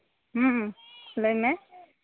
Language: Santali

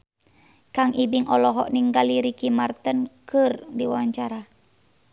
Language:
Sundanese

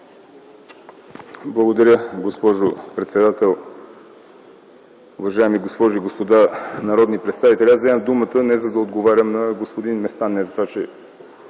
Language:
Bulgarian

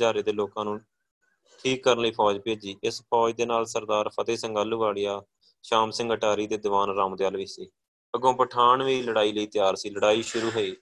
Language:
Punjabi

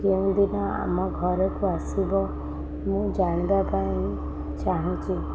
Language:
Odia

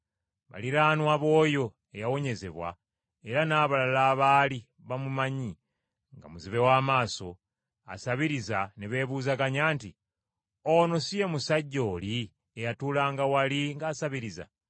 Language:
Ganda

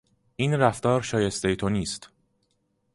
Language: Persian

